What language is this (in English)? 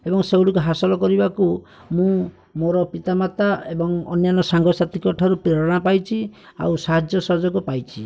Odia